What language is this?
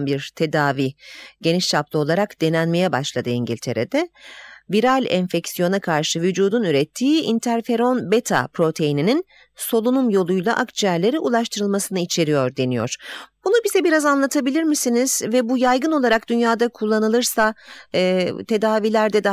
Turkish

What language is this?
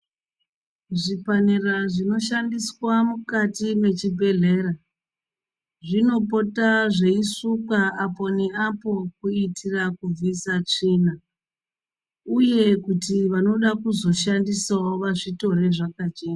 Ndau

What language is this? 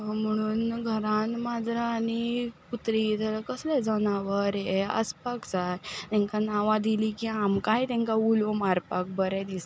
Konkani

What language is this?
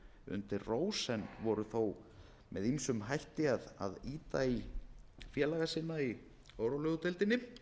Icelandic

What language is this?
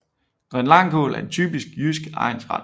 Danish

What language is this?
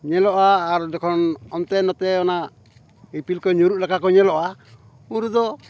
Santali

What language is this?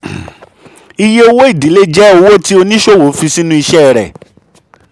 Yoruba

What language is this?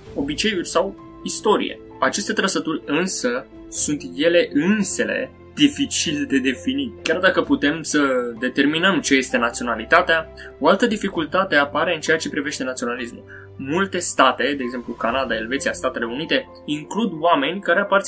Romanian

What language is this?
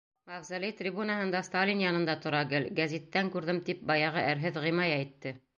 Bashkir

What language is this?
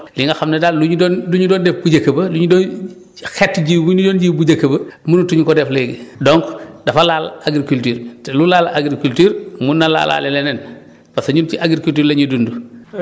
Wolof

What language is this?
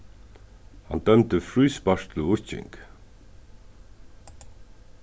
Faroese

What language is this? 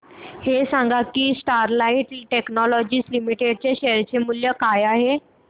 Marathi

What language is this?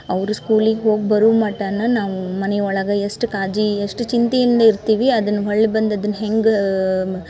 Kannada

